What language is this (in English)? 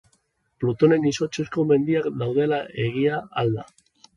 Basque